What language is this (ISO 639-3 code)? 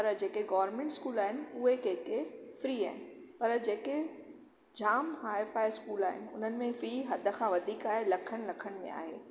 snd